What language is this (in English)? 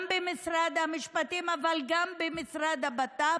Hebrew